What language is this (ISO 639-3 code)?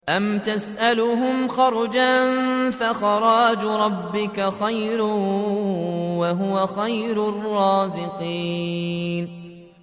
ara